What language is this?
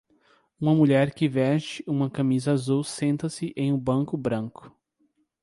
Portuguese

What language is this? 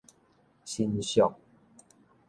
Min Nan Chinese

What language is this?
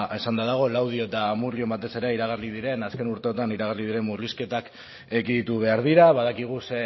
Basque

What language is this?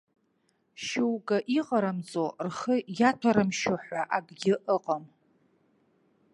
Abkhazian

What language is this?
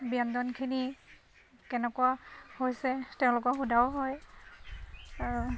Assamese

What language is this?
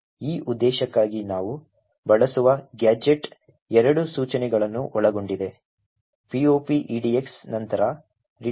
Kannada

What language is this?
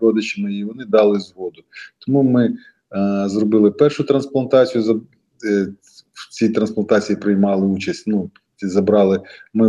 Ukrainian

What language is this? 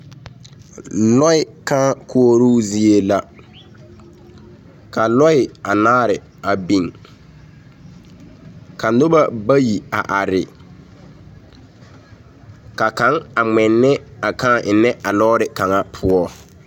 Southern Dagaare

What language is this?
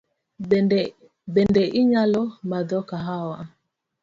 Luo (Kenya and Tanzania)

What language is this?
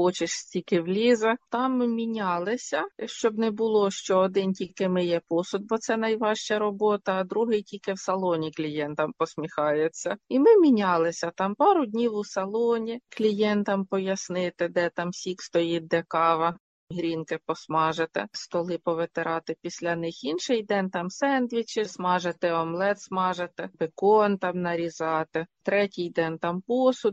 Ukrainian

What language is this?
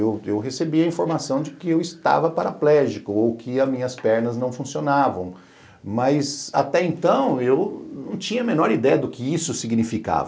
Portuguese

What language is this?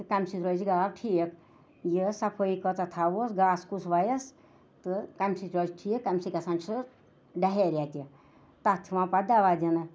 Kashmiri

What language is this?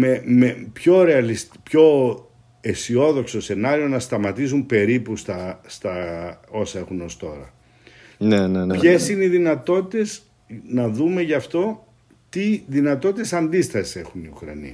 Greek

